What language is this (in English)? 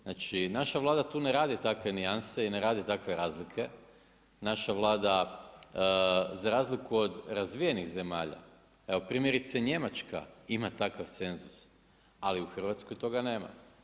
Croatian